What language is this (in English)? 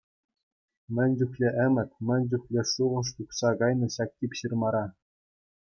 Chuvash